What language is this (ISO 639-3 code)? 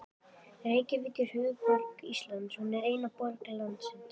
isl